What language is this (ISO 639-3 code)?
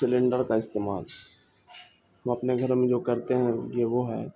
urd